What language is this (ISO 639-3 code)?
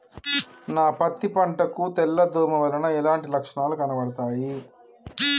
tel